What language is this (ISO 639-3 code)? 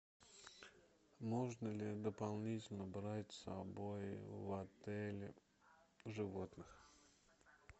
rus